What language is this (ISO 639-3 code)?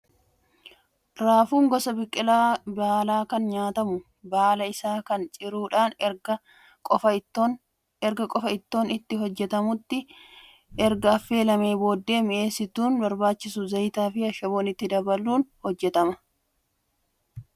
orm